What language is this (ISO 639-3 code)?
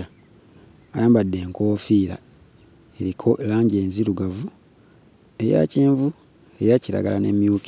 lug